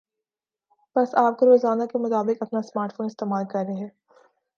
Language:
Urdu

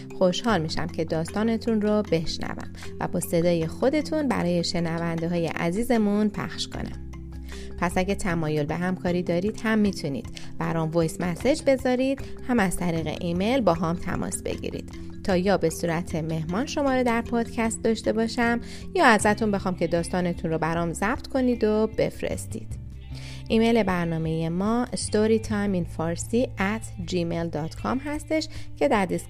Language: Persian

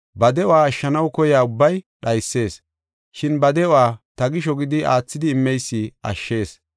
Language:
Gofa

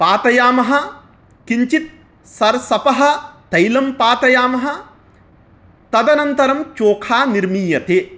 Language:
Sanskrit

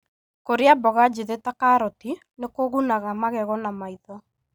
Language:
Kikuyu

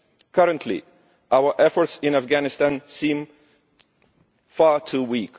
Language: English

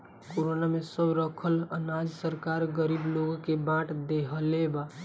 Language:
Bhojpuri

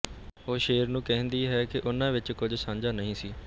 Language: Punjabi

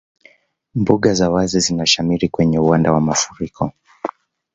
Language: Swahili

